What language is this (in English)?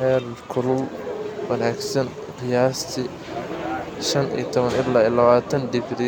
Somali